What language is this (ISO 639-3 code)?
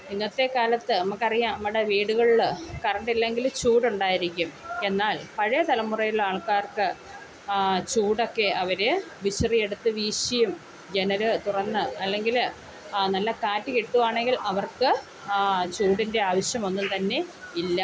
mal